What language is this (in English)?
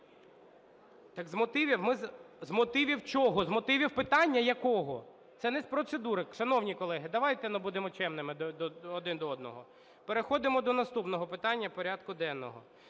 Ukrainian